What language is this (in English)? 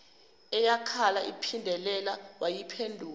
Zulu